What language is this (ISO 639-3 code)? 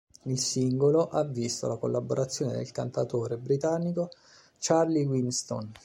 ita